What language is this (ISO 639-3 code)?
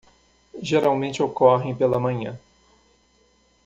por